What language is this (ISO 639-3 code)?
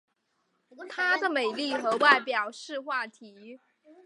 zho